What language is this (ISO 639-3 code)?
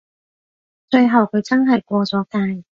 yue